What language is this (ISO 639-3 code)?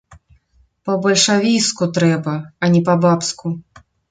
bel